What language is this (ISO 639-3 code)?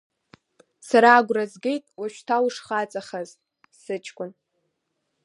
abk